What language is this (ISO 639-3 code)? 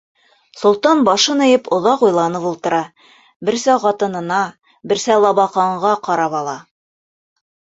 bak